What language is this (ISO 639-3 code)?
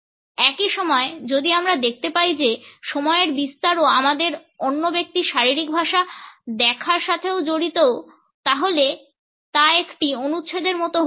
ben